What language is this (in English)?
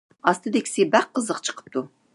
Uyghur